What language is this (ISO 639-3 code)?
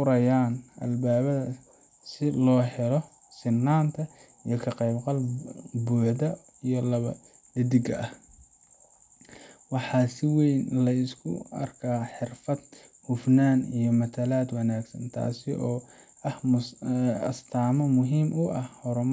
som